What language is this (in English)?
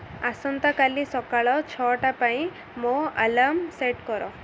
Odia